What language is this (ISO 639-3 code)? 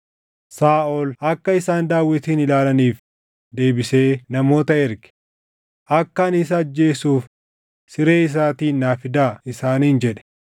orm